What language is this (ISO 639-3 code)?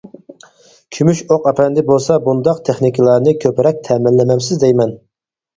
uig